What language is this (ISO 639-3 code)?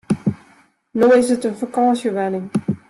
fry